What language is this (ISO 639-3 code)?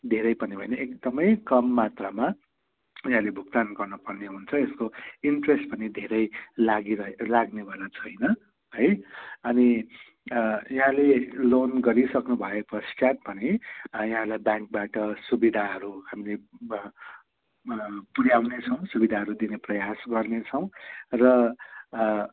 nep